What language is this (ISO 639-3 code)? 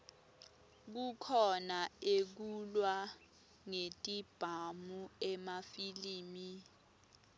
ssw